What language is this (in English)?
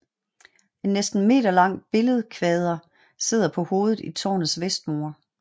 Danish